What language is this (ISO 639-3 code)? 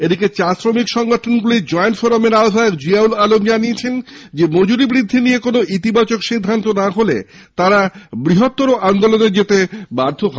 ben